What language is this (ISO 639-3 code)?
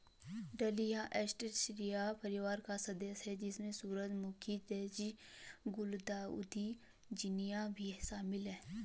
hin